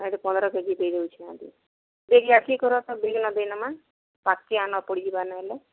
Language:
Odia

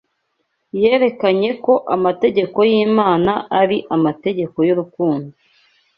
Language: Kinyarwanda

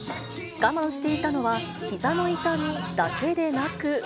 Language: Japanese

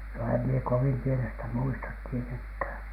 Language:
Finnish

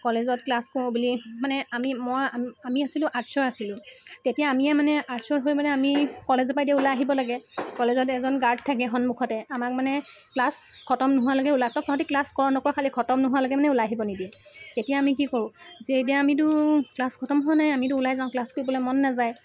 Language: Assamese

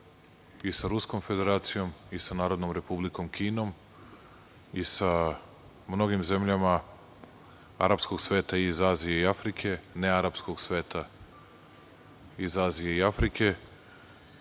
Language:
Serbian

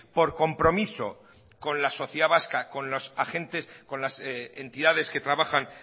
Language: Spanish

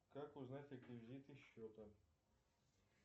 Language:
Russian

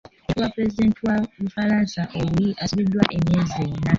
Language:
Ganda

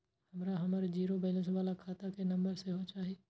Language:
Maithili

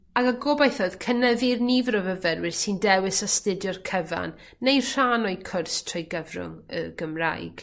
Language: Welsh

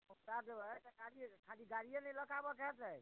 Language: Maithili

